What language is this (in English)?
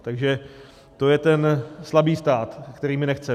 Czech